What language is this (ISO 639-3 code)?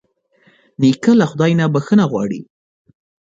pus